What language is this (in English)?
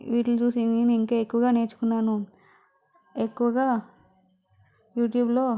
Telugu